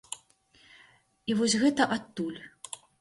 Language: Belarusian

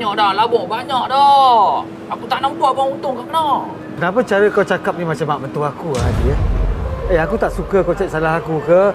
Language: Malay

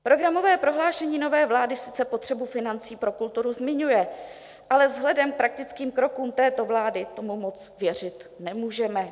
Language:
Czech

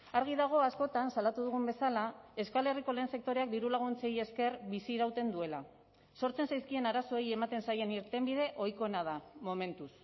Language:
Basque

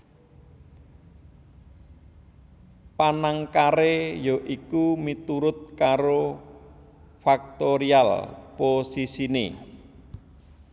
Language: Javanese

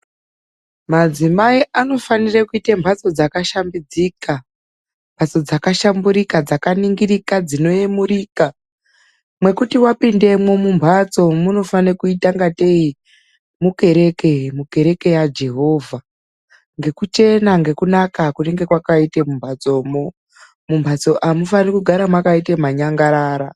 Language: Ndau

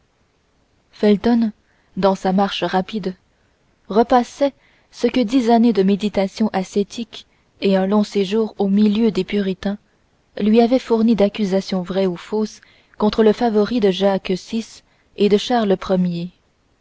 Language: French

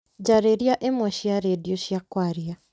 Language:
Kikuyu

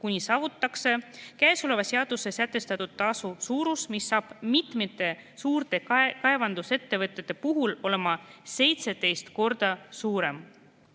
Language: Estonian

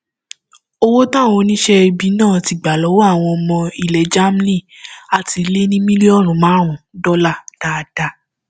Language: Yoruba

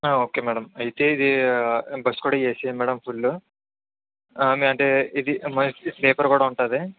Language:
Telugu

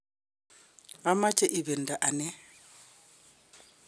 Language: Kalenjin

